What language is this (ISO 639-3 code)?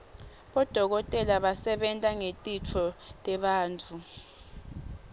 ssw